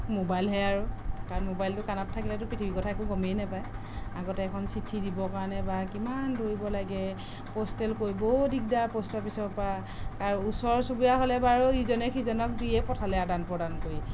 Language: Assamese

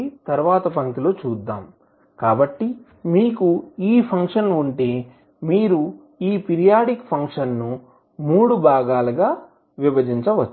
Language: Telugu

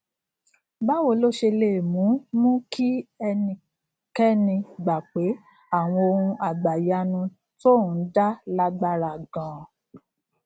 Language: Yoruba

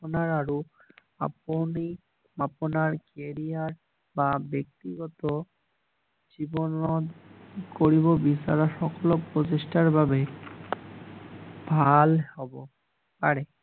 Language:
Assamese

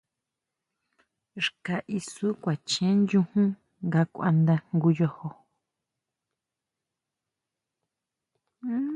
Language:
Huautla Mazatec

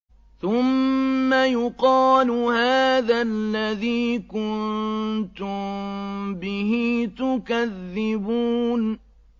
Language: Arabic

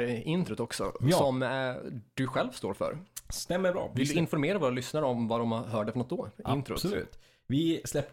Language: Swedish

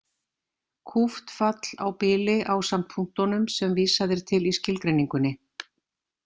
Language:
Icelandic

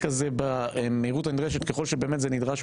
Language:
Hebrew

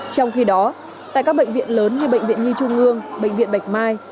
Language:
Vietnamese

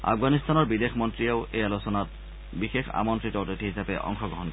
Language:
Assamese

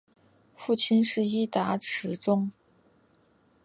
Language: Chinese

